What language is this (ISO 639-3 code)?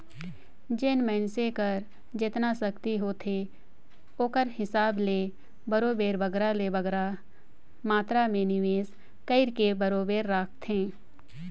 hne